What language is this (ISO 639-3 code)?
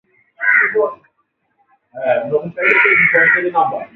swa